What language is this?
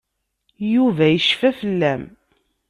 Kabyle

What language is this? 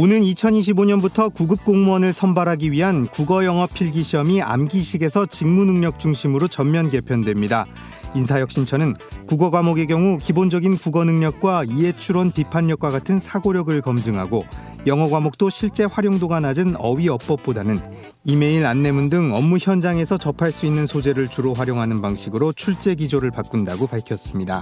Korean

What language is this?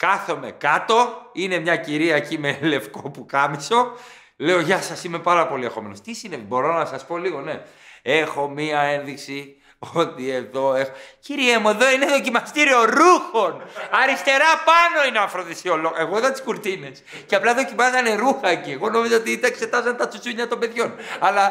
Greek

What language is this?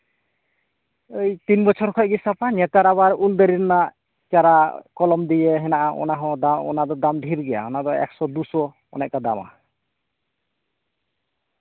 Santali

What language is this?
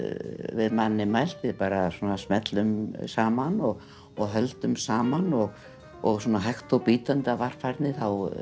Icelandic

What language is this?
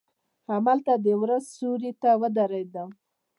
Pashto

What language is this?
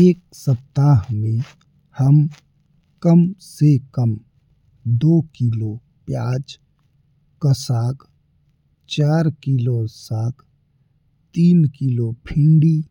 Bhojpuri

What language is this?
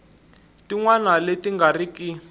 Tsonga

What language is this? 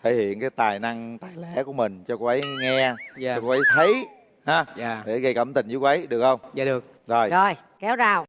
Vietnamese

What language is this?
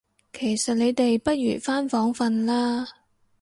Cantonese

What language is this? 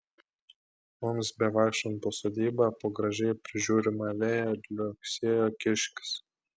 Lithuanian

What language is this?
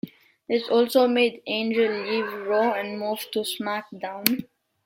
English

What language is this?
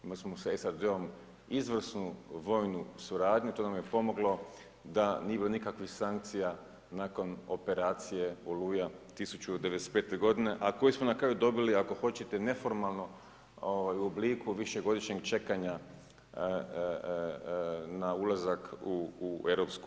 Croatian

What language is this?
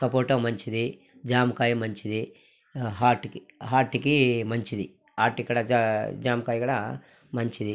Telugu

